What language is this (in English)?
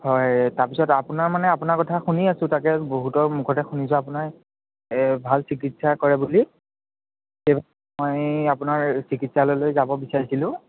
Assamese